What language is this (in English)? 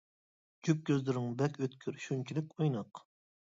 Uyghur